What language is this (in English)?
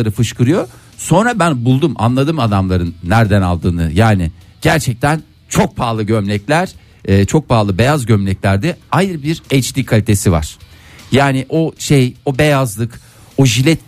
Turkish